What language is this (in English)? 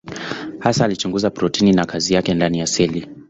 Swahili